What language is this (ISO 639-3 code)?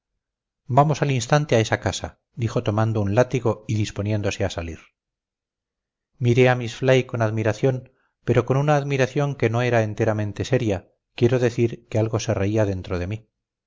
spa